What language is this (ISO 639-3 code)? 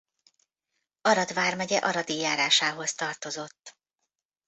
hun